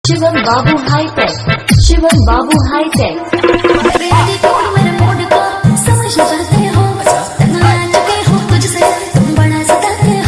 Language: Hindi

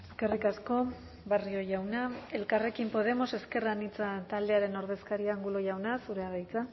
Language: Basque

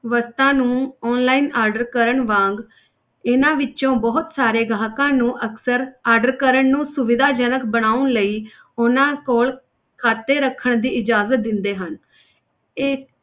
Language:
Punjabi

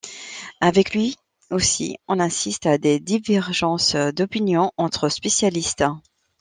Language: French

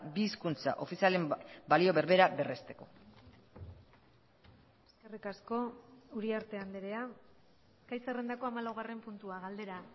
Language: Basque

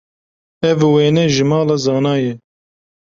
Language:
Kurdish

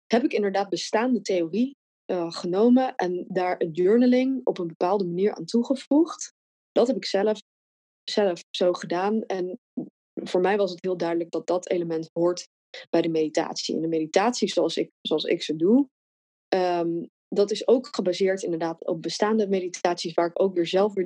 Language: Dutch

